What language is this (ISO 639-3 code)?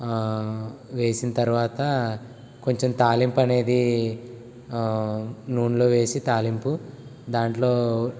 tel